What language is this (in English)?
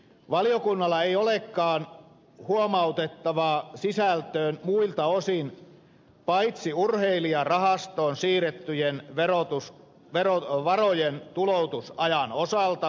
Finnish